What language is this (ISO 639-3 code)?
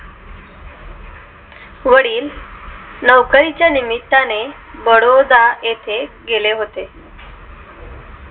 mar